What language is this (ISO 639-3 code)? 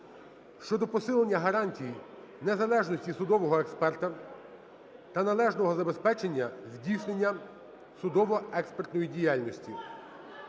ukr